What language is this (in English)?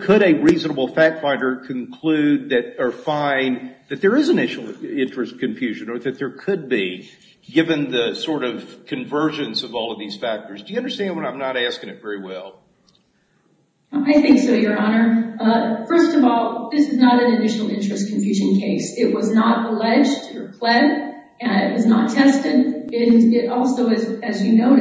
English